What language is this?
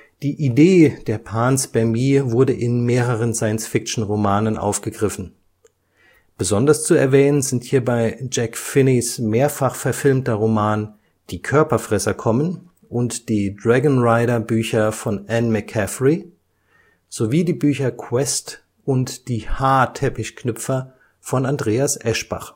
German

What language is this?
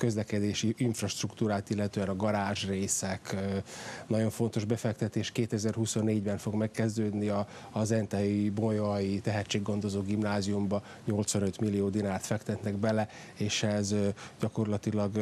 Hungarian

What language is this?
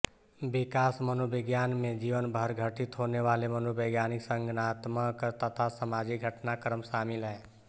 Hindi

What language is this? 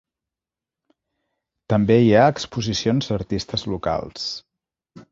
Catalan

